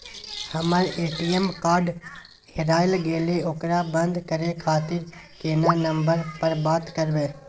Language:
Maithili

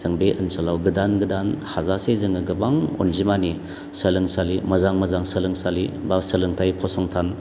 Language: Bodo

